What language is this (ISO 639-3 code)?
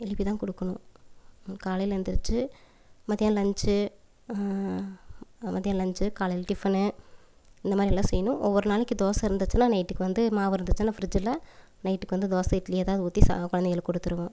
tam